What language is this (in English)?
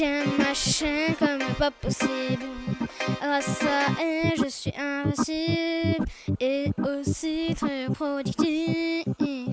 French